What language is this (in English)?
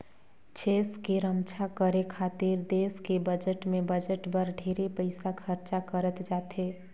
Chhattisgarhi